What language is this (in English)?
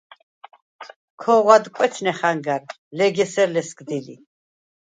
Svan